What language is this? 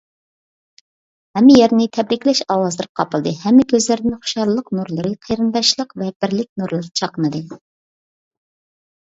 Uyghur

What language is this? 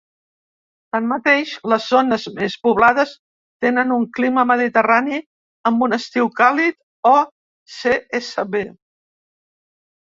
Catalan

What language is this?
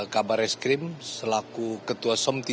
Indonesian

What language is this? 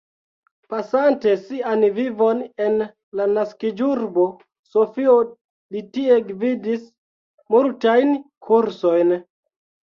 Esperanto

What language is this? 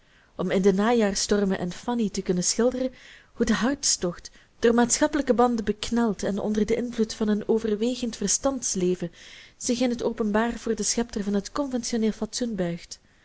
Dutch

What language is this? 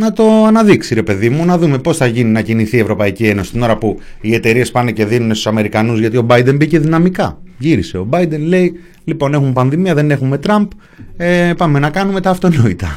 Greek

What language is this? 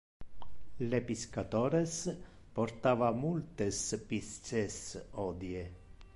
Interlingua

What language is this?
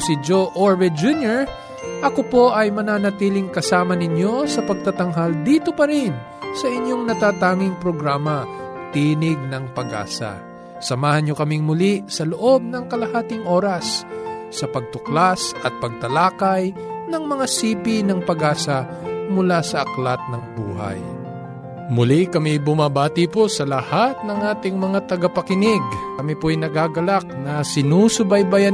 Filipino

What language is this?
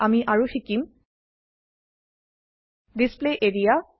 Assamese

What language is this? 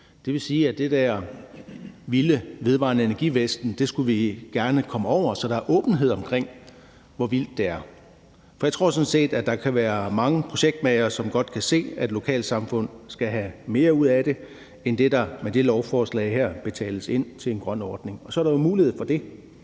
Danish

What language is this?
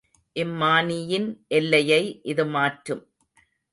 Tamil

